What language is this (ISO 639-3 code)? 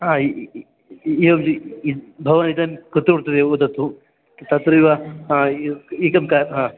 san